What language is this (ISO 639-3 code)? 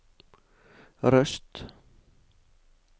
nor